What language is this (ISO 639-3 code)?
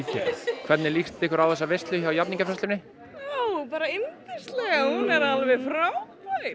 isl